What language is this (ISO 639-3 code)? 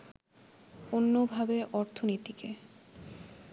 ben